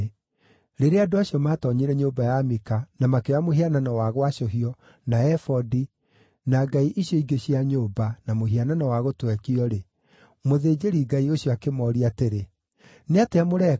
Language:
Kikuyu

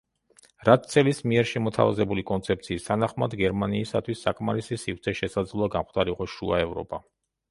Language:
Georgian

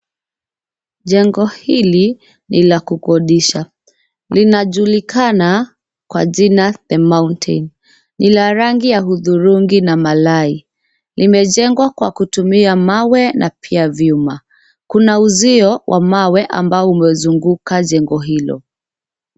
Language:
Swahili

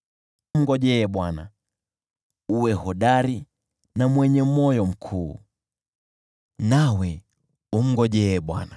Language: Swahili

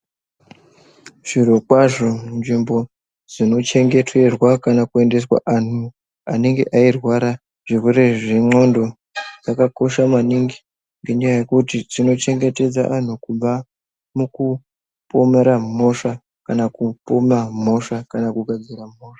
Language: Ndau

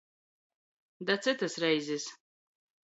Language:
Latgalian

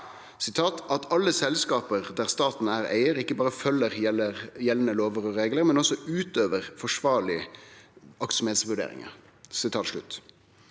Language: Norwegian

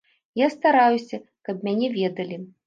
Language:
Belarusian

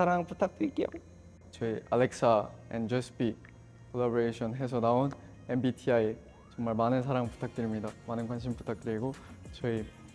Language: Korean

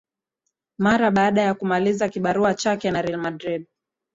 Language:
Swahili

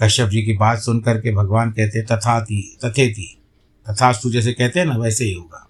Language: Hindi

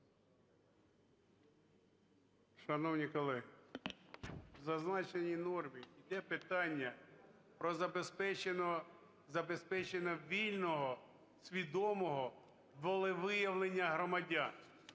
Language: Ukrainian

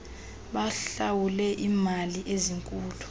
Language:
Xhosa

